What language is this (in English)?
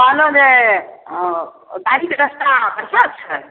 Maithili